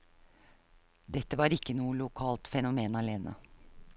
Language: Norwegian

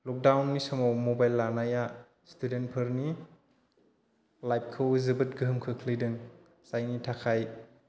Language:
Bodo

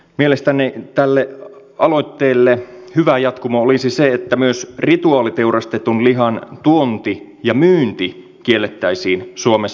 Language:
Finnish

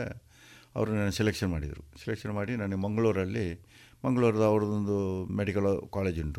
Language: Kannada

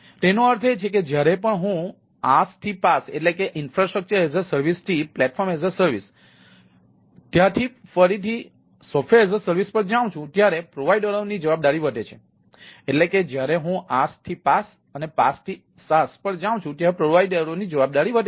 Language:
Gujarati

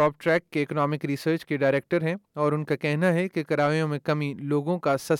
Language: Urdu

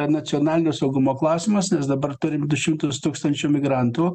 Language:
Lithuanian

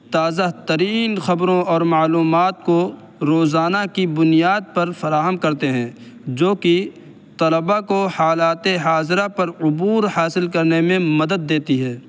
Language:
Urdu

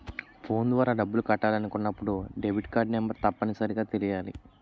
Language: Telugu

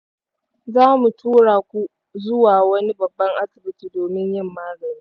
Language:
Hausa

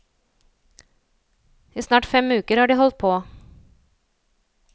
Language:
Norwegian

